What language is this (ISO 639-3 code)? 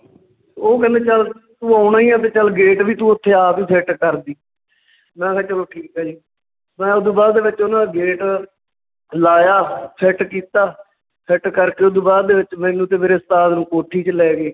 pan